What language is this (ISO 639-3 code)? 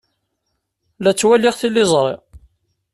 kab